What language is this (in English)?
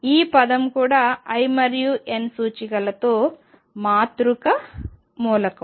Telugu